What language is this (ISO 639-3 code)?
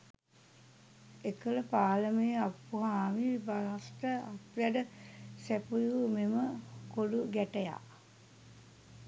sin